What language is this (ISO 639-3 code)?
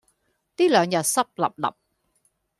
yue